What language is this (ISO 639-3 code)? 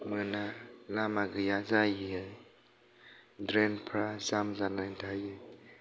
brx